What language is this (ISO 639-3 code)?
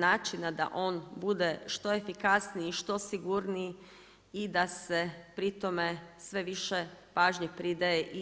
hrv